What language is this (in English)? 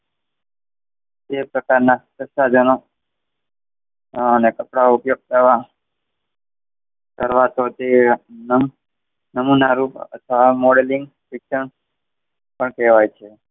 Gujarati